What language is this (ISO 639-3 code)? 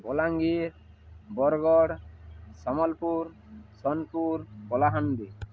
ori